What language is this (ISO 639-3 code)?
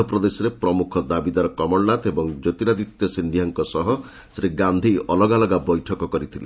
ori